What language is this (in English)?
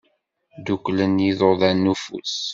Kabyle